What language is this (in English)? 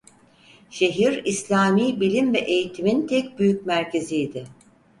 Turkish